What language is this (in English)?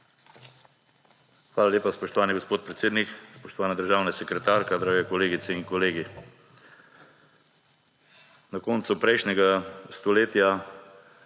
Slovenian